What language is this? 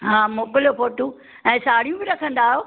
Sindhi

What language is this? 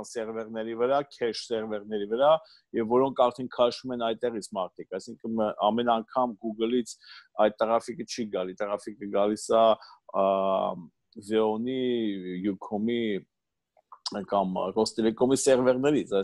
Turkish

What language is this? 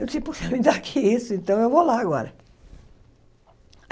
Portuguese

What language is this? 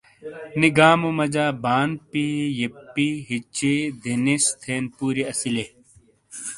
Shina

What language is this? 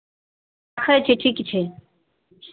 Maithili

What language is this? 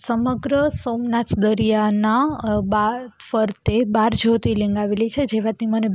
Gujarati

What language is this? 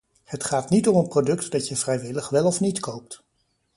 Dutch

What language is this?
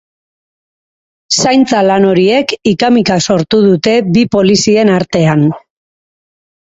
Basque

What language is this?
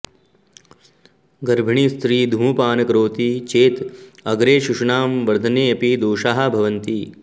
Sanskrit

